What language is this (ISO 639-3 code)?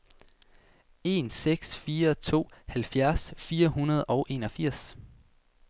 dan